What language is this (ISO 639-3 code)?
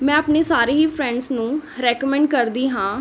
pan